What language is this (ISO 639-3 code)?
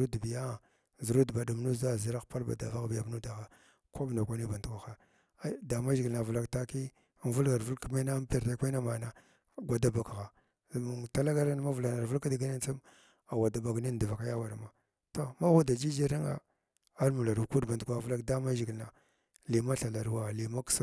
glw